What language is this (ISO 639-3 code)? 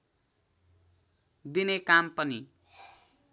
nep